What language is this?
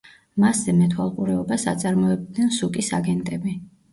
Georgian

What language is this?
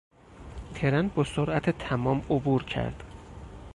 Persian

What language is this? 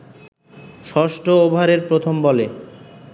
Bangla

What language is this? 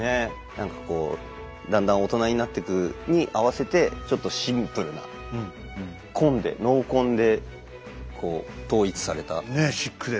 Japanese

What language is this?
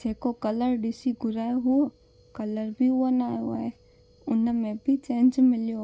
Sindhi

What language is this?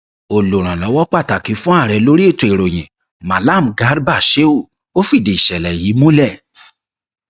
Yoruba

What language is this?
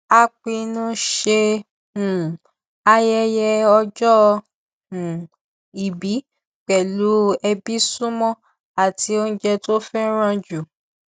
Yoruba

